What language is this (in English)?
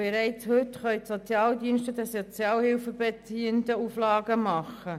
Swiss German